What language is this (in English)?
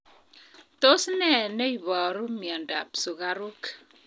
Kalenjin